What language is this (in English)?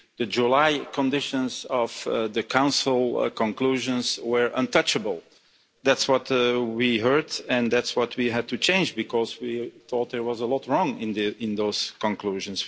English